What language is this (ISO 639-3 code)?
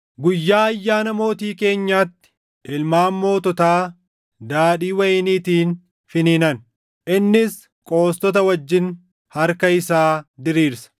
orm